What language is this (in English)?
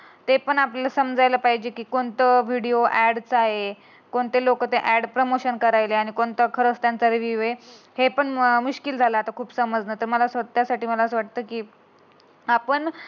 Marathi